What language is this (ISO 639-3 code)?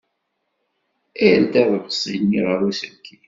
kab